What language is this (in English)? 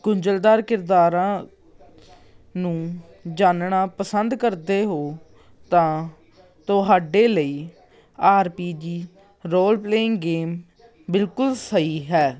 Punjabi